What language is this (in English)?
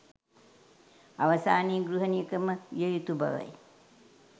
Sinhala